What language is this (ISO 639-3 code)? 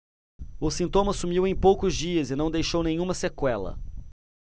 por